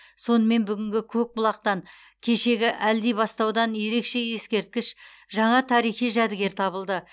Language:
Kazakh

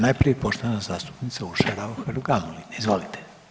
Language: Croatian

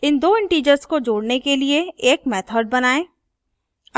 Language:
Hindi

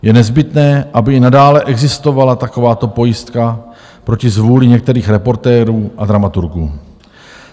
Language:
Czech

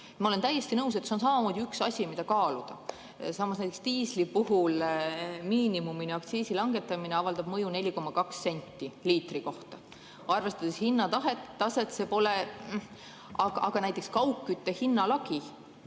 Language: Estonian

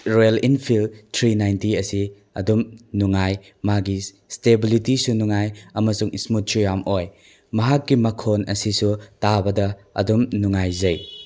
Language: Manipuri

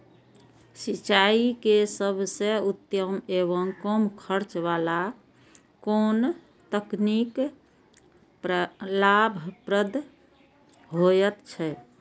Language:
Maithili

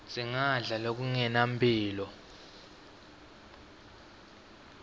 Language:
Swati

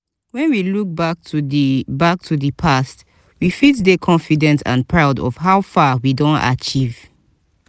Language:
Nigerian Pidgin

